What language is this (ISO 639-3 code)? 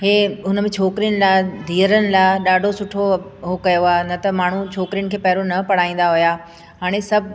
snd